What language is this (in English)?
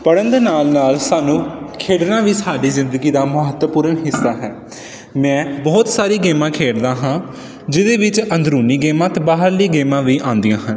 Punjabi